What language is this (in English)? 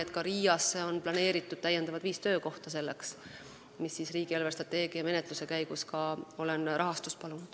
Estonian